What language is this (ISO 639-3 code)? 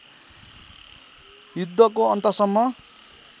nep